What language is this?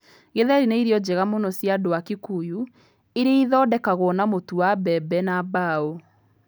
Kikuyu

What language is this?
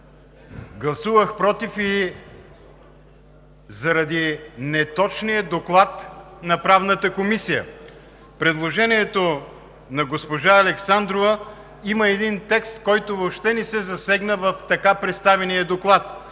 Bulgarian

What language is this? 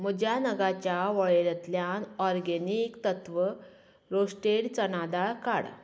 Konkani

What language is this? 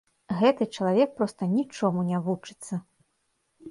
Belarusian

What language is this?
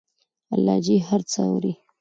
Pashto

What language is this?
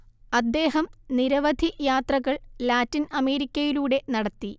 Malayalam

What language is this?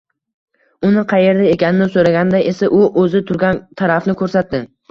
Uzbek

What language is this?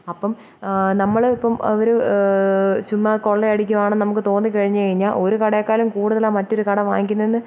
Malayalam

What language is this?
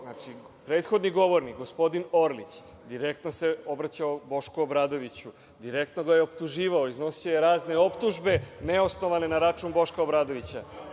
Serbian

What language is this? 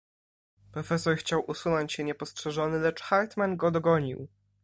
Polish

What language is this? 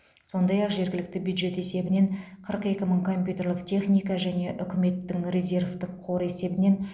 Kazakh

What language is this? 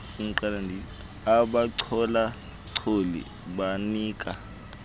Xhosa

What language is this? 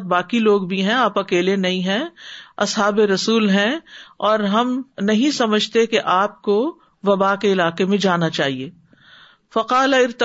Urdu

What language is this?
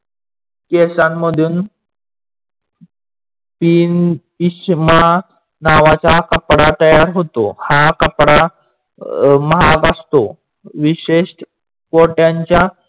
Marathi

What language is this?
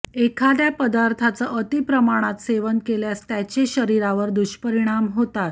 Marathi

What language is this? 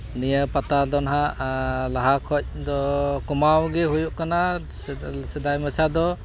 Santali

